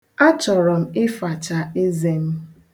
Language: Igbo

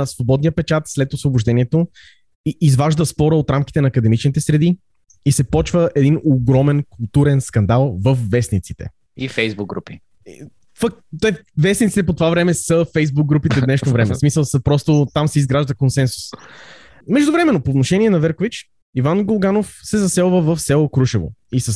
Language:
Bulgarian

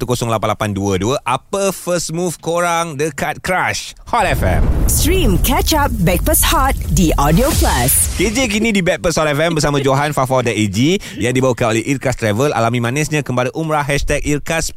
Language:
Malay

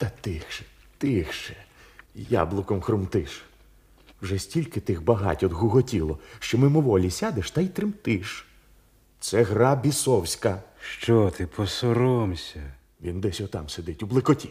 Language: Ukrainian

